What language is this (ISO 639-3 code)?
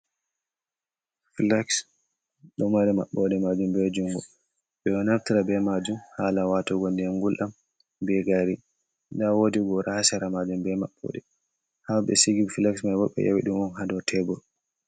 ful